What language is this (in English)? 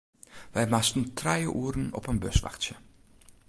Western Frisian